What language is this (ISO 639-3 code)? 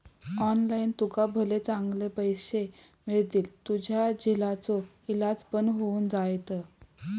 mar